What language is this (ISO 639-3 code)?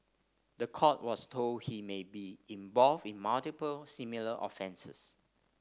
eng